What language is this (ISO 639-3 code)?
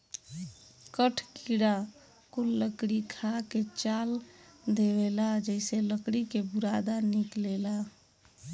bho